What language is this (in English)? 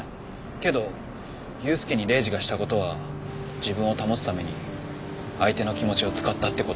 Japanese